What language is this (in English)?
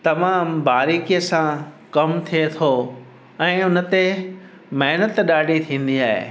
Sindhi